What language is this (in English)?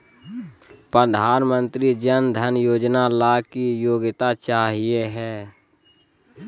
Magahi